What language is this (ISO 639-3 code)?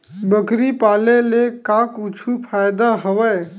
hne